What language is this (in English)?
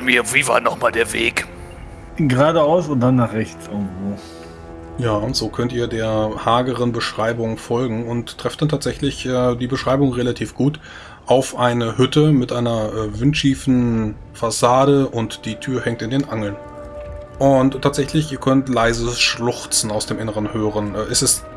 German